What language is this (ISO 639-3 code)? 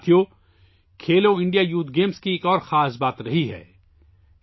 urd